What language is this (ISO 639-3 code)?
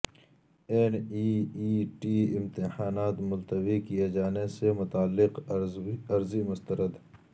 urd